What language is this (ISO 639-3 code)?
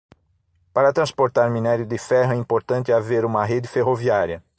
por